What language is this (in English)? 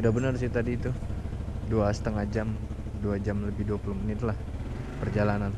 Indonesian